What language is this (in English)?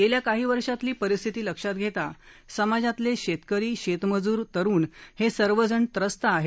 Marathi